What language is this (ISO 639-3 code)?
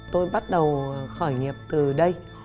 vie